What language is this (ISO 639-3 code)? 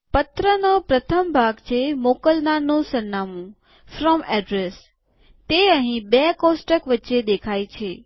guj